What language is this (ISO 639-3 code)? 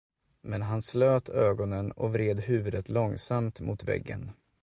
swe